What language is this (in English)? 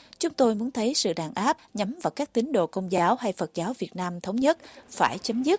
Vietnamese